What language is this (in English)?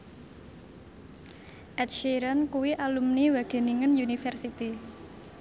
Javanese